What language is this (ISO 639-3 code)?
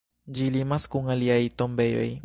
epo